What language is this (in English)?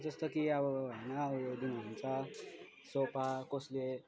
Nepali